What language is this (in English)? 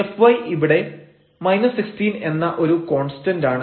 Malayalam